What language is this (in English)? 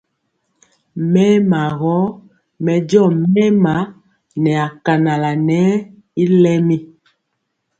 Mpiemo